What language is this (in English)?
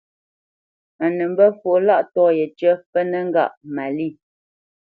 Bamenyam